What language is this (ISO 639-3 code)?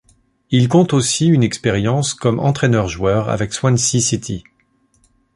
fra